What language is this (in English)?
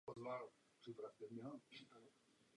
Czech